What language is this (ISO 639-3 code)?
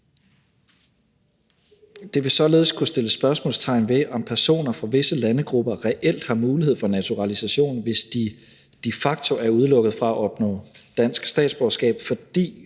dan